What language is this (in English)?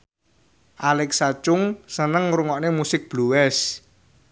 Javanese